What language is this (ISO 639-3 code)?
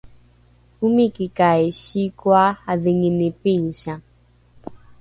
dru